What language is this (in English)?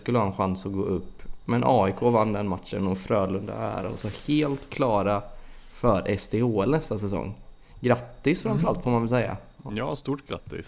Swedish